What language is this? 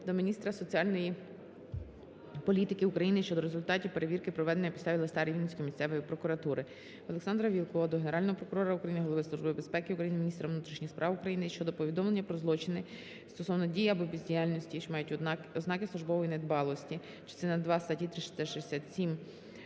Ukrainian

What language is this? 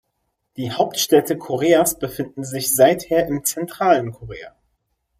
German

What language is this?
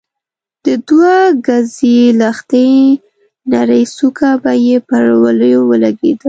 Pashto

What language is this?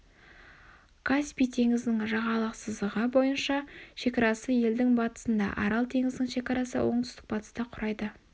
Kazakh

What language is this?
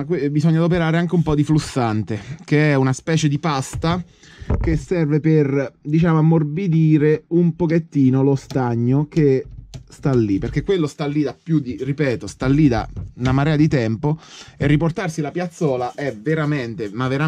Italian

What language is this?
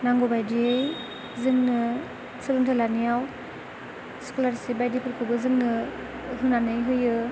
Bodo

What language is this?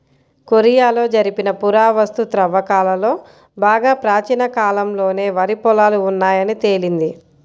Telugu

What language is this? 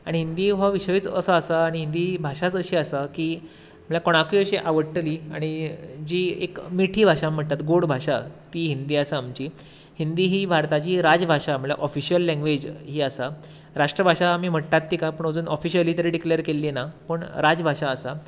Konkani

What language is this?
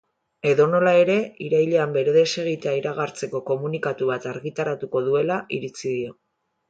Basque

